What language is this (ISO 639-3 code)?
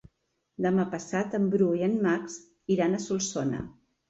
cat